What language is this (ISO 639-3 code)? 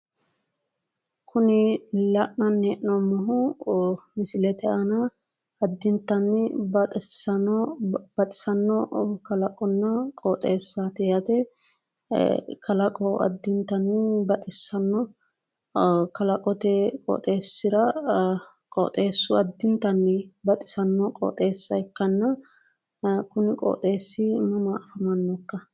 sid